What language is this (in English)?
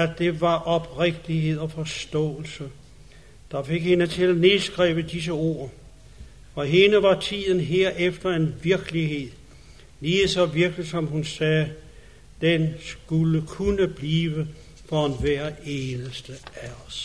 Danish